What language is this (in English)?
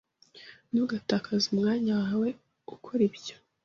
Kinyarwanda